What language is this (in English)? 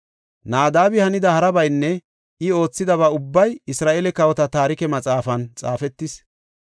Gofa